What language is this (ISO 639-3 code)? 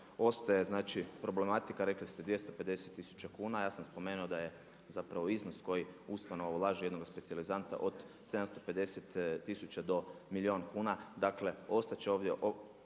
hrv